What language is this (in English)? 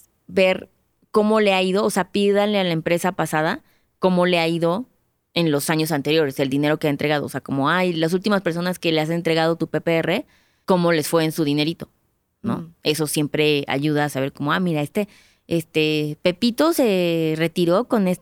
Spanish